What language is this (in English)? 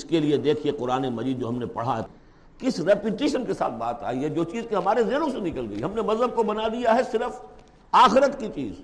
Urdu